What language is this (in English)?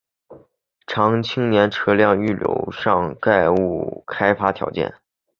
Chinese